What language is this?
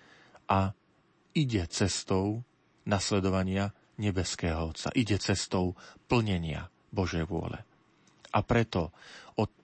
Slovak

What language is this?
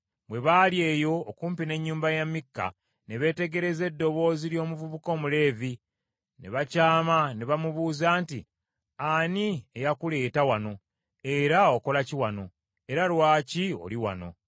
Ganda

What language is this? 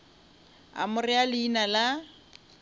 Northern Sotho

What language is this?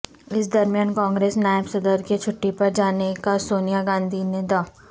Urdu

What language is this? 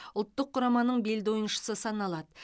Kazakh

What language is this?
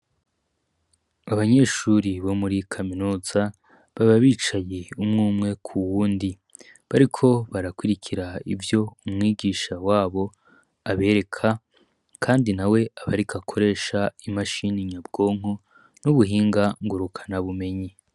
Rundi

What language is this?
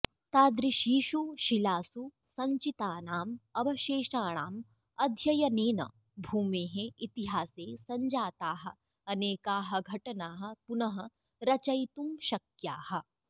Sanskrit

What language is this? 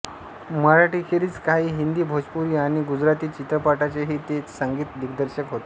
Marathi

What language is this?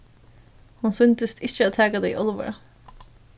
Faroese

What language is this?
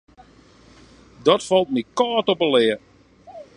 Western Frisian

